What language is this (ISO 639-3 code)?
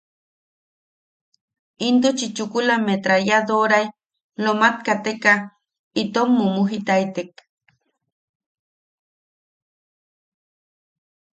yaq